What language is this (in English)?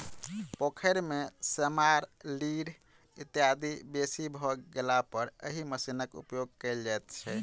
Maithili